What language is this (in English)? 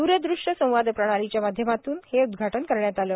Marathi